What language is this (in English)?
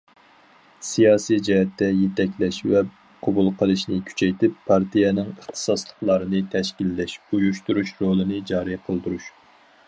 Uyghur